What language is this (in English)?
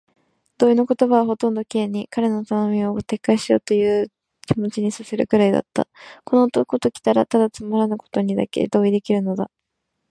Japanese